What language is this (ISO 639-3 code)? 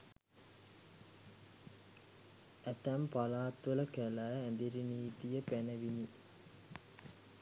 sin